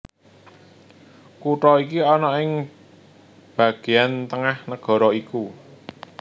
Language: Javanese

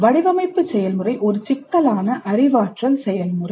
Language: Tamil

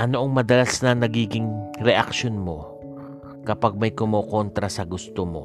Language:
Filipino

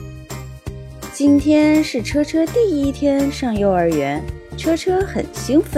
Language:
Chinese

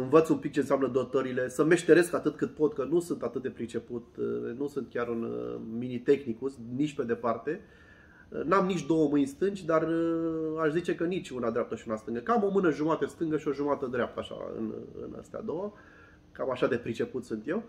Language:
Romanian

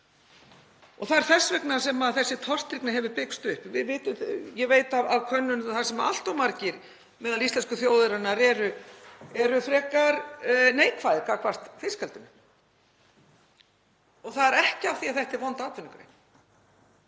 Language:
Icelandic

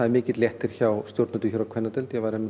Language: Icelandic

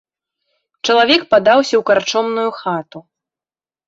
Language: Belarusian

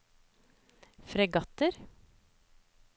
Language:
Norwegian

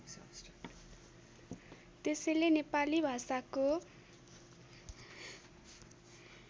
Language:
Nepali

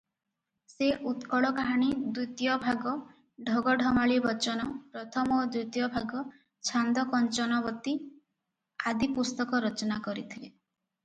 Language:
Odia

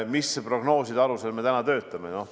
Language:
Estonian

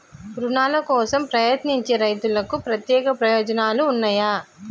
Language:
Telugu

